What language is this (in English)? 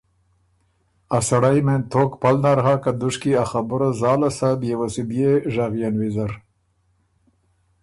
Ormuri